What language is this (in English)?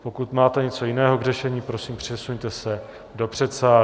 Czech